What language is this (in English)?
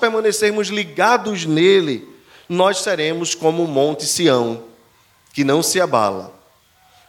Portuguese